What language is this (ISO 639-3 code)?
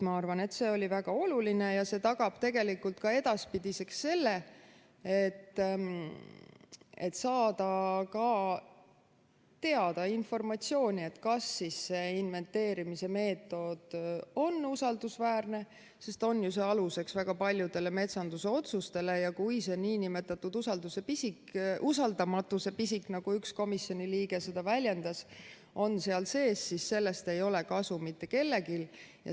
est